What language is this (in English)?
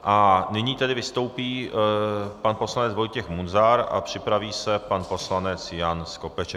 Czech